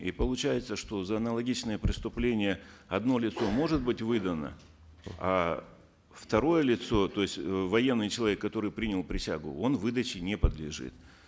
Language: Kazakh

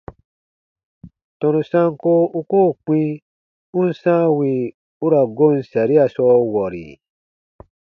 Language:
Baatonum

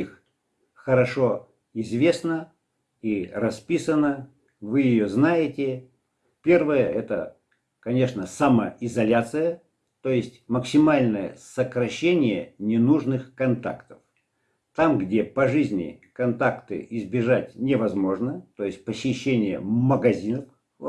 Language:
Russian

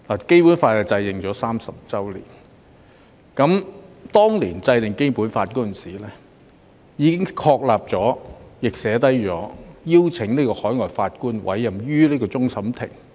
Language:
Cantonese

